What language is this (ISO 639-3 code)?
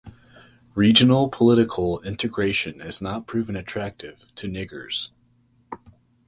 eng